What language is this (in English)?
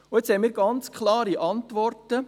Swiss German